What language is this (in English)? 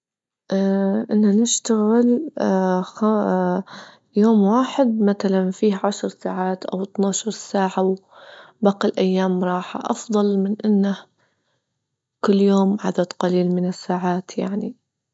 Libyan Arabic